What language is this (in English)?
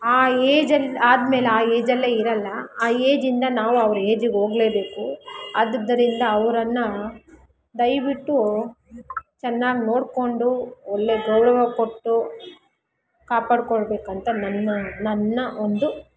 Kannada